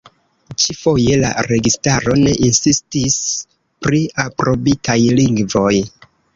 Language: Esperanto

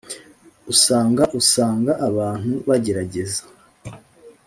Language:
Kinyarwanda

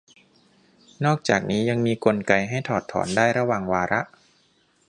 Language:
Thai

